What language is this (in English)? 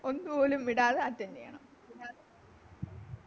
Malayalam